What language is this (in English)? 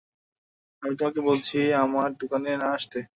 Bangla